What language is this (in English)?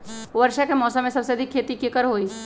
Magahi